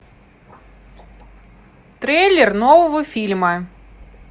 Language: Russian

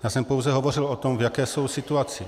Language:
Czech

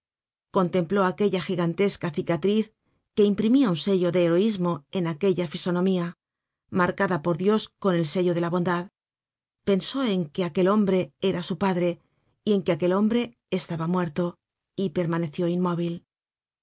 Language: Spanish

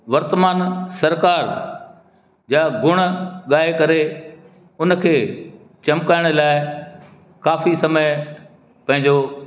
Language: Sindhi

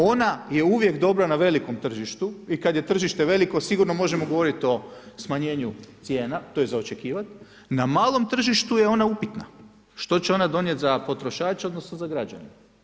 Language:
Croatian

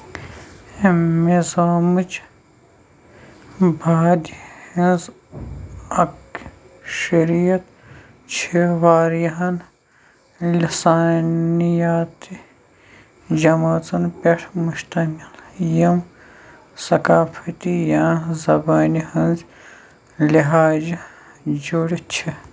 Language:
Kashmiri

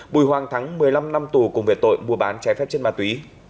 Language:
Vietnamese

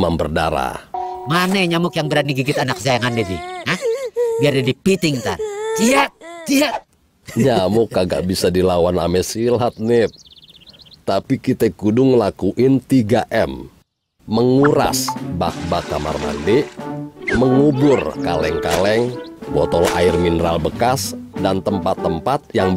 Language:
Indonesian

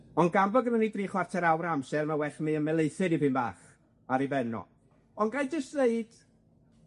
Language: Welsh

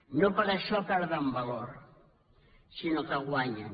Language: Catalan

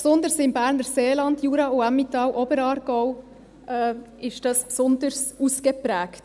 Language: Swiss German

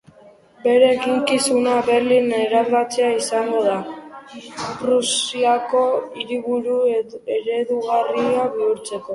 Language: Basque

